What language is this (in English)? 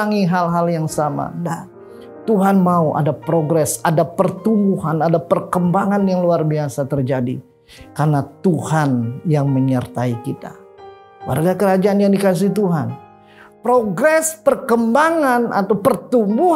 Indonesian